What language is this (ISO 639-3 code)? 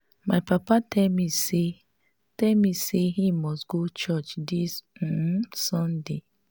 pcm